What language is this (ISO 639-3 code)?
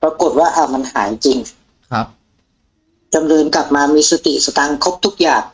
tha